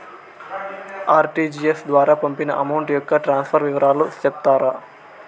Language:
Telugu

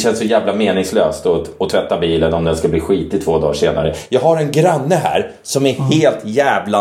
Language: Swedish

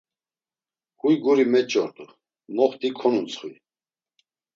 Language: Laz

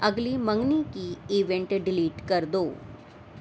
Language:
Urdu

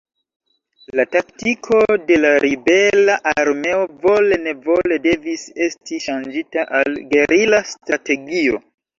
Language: Esperanto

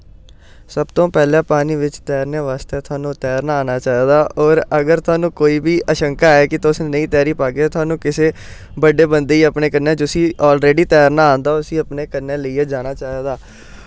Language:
Dogri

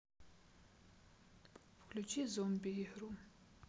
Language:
Russian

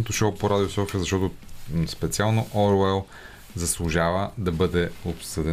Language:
Bulgarian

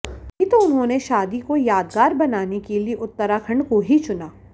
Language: Hindi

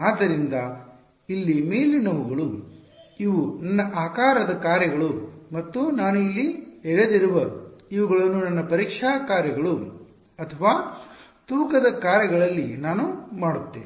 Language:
Kannada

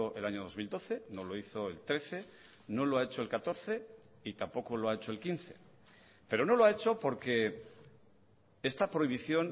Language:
Spanish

